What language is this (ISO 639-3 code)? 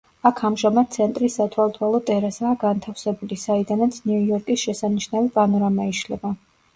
kat